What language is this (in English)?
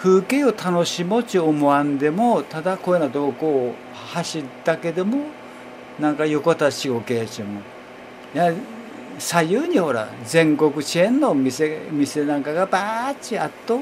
Japanese